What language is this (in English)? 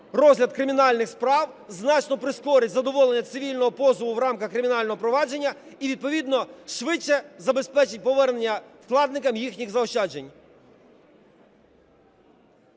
Ukrainian